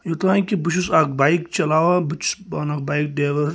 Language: Kashmiri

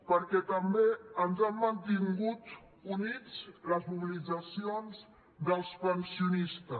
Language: Catalan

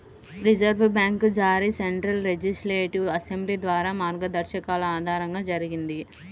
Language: Telugu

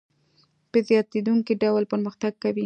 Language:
Pashto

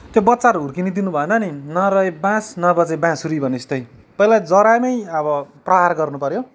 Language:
Nepali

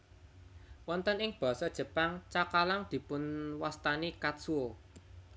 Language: Javanese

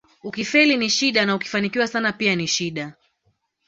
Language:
Swahili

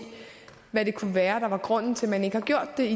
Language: Danish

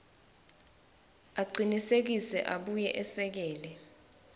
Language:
Swati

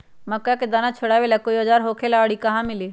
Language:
Magahi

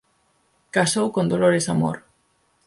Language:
Galician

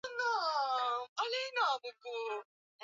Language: Swahili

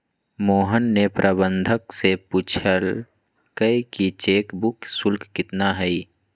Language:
Magahi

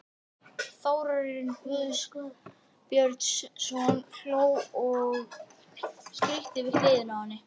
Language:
Icelandic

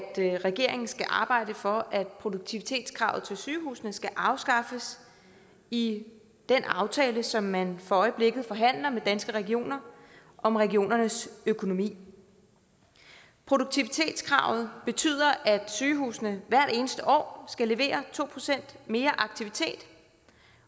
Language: Danish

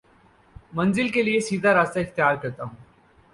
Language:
Urdu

